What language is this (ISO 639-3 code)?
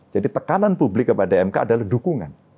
ind